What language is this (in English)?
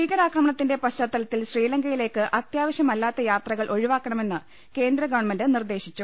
Malayalam